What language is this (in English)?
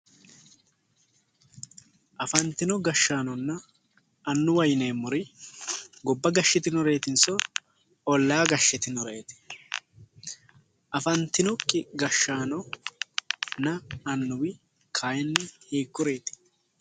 Sidamo